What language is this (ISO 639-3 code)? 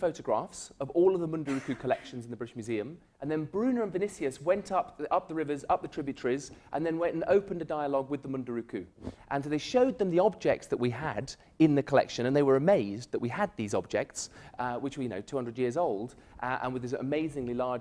eng